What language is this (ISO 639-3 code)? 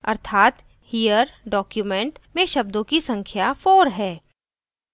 hin